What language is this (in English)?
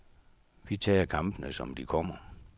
Danish